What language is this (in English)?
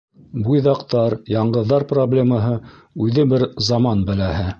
Bashkir